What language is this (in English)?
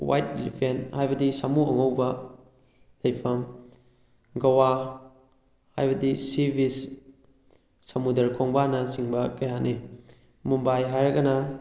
Manipuri